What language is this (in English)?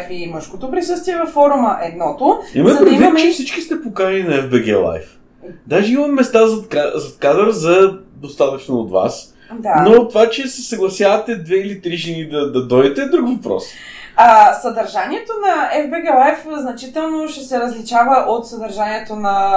Bulgarian